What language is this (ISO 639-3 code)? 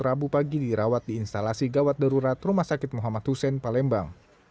ind